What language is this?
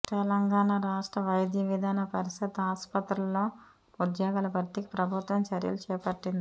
Telugu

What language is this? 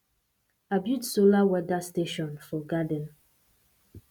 Nigerian Pidgin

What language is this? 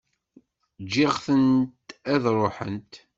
Kabyle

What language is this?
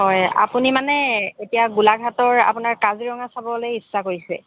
Assamese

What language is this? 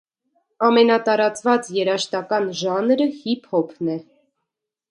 Armenian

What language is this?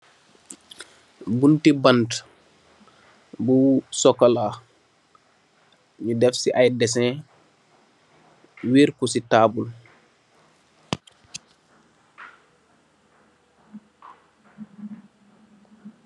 Wolof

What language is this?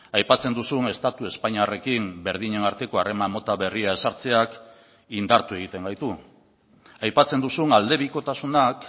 Basque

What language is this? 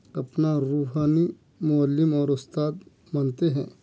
Urdu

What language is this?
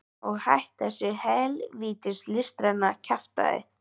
Icelandic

